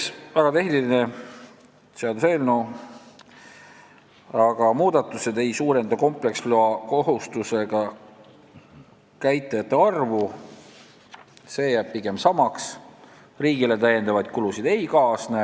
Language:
Estonian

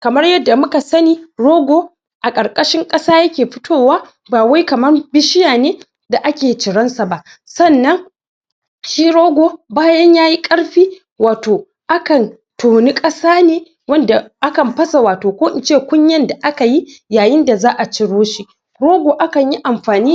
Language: Hausa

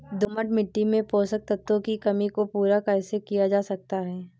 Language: Hindi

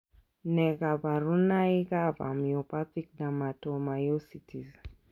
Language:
Kalenjin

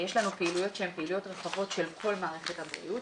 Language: Hebrew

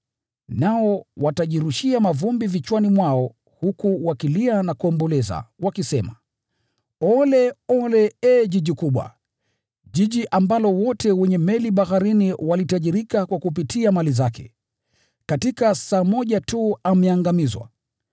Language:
Swahili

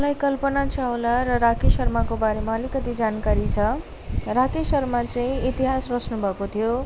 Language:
Nepali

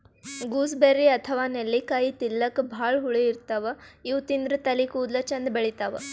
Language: Kannada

